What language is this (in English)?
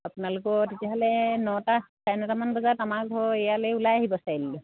Assamese